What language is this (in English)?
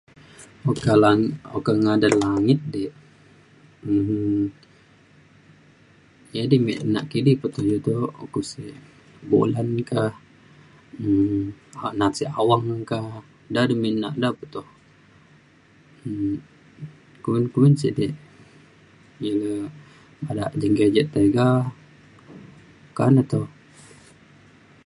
Mainstream Kenyah